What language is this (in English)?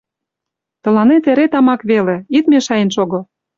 Mari